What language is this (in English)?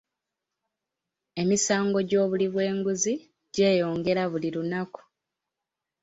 Ganda